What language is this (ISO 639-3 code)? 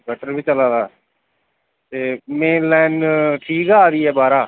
doi